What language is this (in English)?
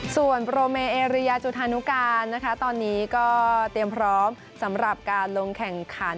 Thai